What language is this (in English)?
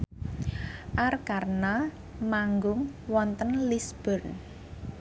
Javanese